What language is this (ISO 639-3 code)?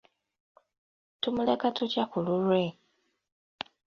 lug